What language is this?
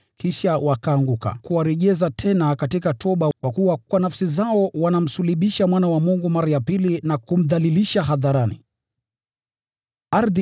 Swahili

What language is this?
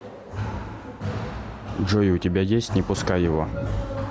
Russian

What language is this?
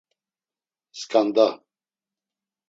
Laz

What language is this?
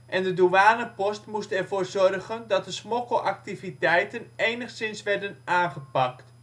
Dutch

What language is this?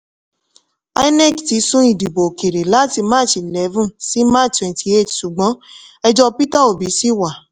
Yoruba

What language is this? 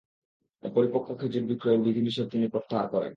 Bangla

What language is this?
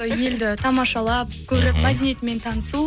Kazakh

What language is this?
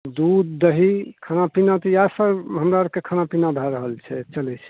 Maithili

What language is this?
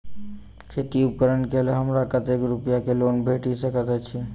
Maithili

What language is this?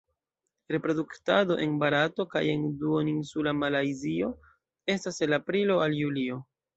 Esperanto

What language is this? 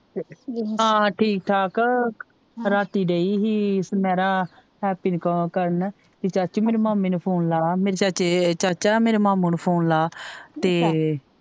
Punjabi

